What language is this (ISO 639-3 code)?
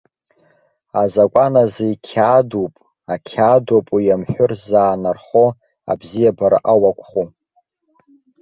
abk